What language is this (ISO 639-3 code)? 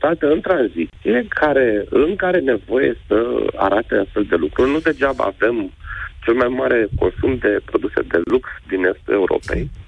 ron